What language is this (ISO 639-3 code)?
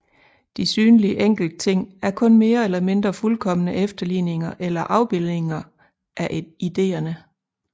dan